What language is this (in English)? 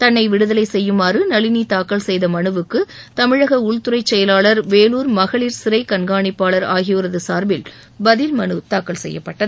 Tamil